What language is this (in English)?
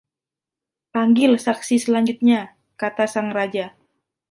Indonesian